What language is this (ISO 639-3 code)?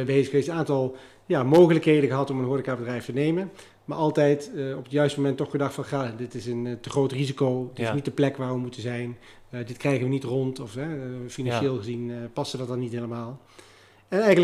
nld